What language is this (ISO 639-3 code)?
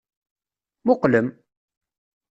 kab